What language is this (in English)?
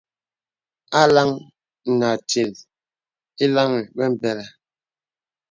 Bebele